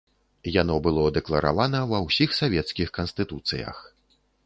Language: Belarusian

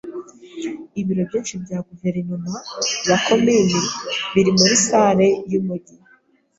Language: Kinyarwanda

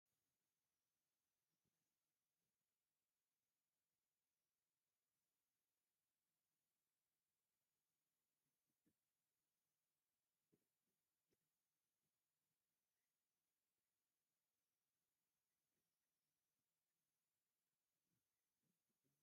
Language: Tigrinya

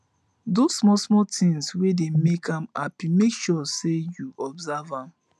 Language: Nigerian Pidgin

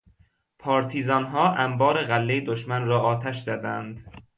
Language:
Persian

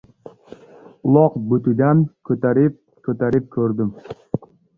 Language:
Uzbek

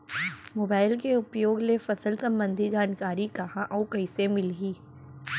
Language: Chhattisgarhi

